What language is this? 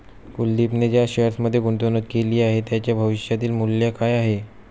Marathi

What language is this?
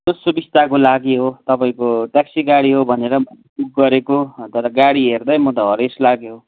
Nepali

